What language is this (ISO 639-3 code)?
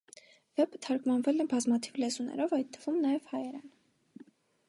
hye